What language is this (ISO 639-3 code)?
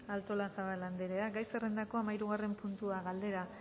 eus